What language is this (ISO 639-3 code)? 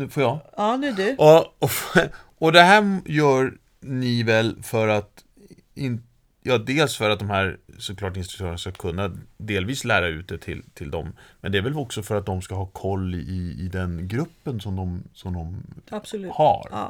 swe